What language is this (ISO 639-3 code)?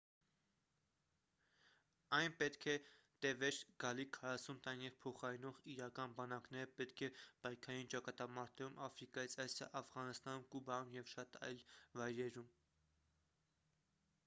hye